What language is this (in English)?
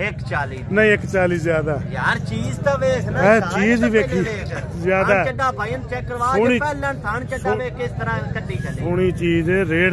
Hindi